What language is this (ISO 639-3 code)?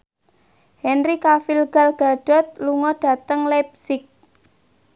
jav